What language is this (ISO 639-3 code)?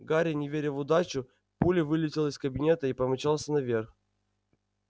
rus